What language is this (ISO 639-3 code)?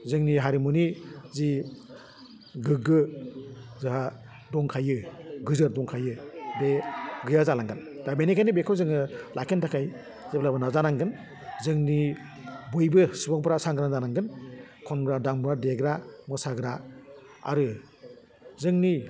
brx